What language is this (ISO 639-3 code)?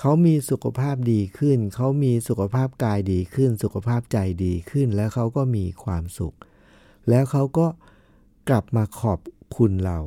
tha